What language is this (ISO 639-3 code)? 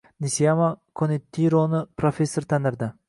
uzb